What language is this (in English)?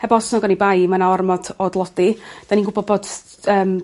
Welsh